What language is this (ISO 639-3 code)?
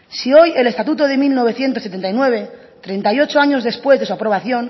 spa